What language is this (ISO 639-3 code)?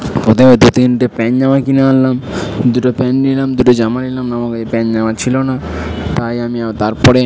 ben